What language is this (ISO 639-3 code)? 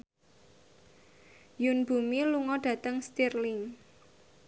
jav